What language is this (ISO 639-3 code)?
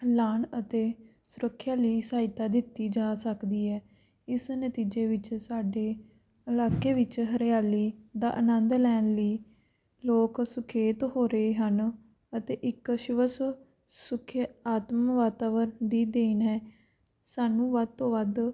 pan